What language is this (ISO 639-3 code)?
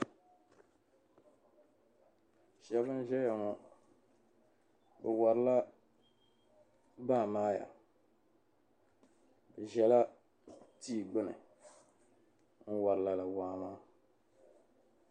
dag